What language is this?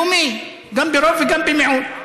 Hebrew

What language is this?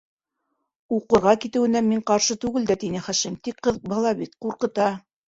Bashkir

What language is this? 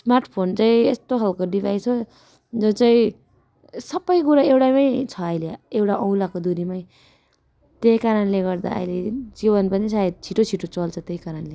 Nepali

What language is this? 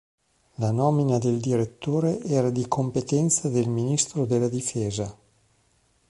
Italian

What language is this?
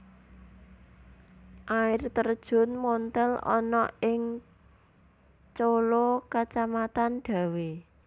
Javanese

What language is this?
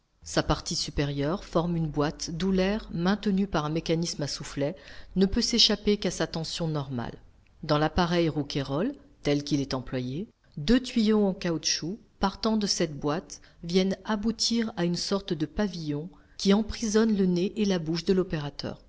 French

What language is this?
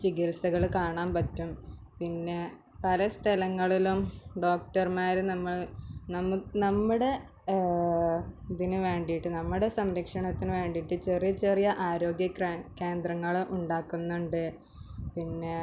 Malayalam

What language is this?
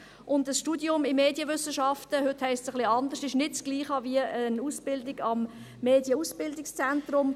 Swiss German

